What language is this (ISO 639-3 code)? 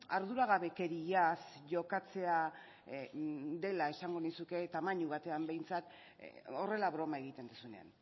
eus